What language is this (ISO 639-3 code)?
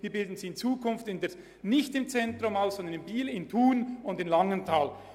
gsw